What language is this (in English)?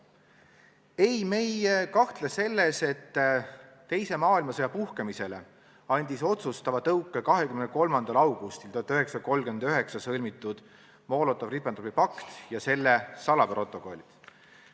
Estonian